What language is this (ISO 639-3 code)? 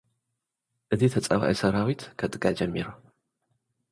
tir